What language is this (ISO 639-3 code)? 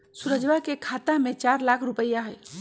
mag